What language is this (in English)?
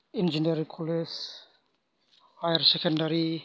Bodo